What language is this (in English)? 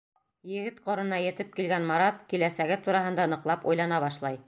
Bashkir